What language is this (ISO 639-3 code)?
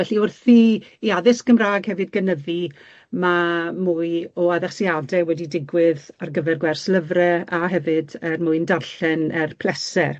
cym